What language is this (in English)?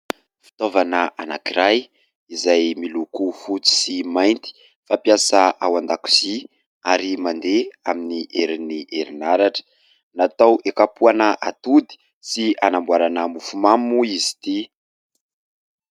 Malagasy